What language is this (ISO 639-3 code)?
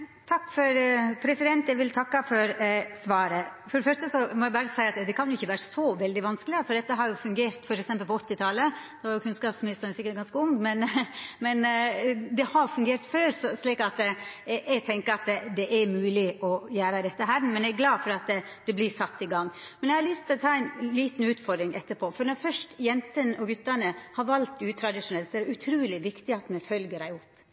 nno